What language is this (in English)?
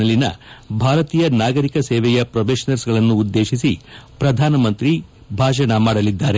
Kannada